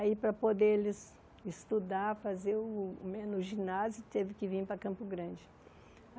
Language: Portuguese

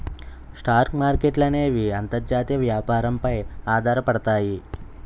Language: Telugu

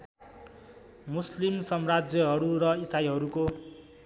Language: Nepali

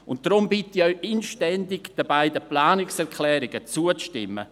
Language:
Swiss German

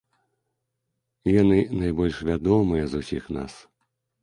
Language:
Belarusian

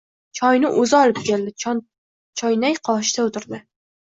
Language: Uzbek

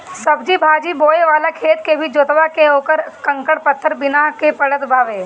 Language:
Bhojpuri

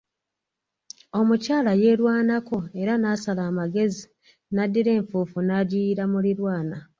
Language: Ganda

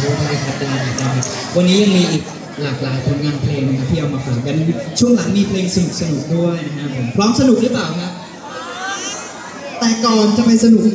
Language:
Thai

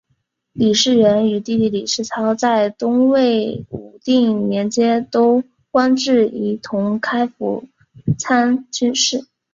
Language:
Chinese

